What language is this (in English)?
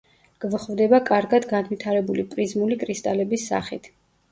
Georgian